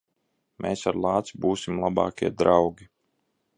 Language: Latvian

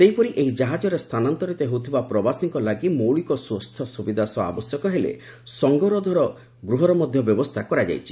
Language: Odia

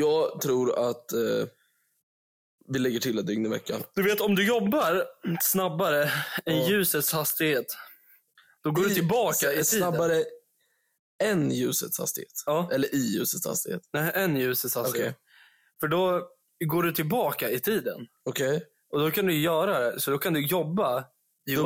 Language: Swedish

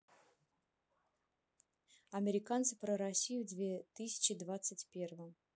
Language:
Russian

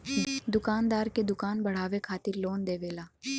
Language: Bhojpuri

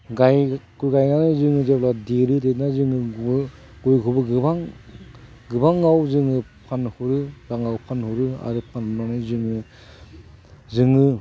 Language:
Bodo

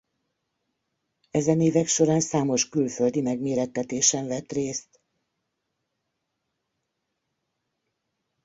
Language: Hungarian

